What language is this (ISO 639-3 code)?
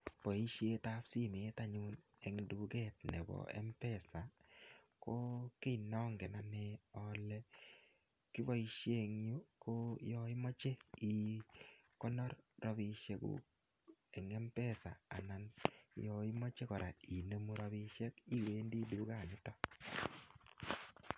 kln